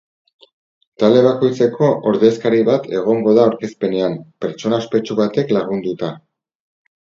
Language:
Basque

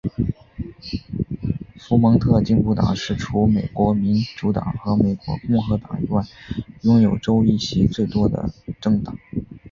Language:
Chinese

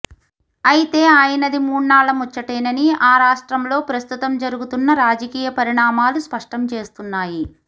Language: Telugu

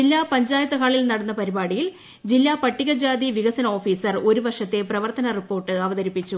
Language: Malayalam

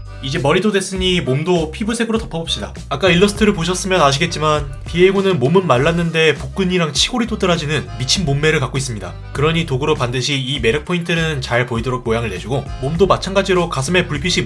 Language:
Korean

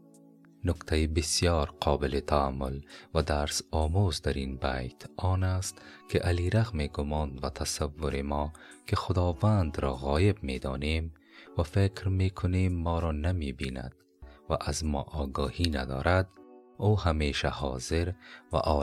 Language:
Persian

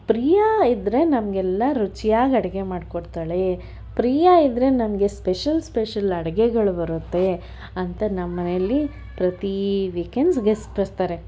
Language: Kannada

